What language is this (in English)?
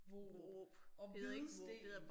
Danish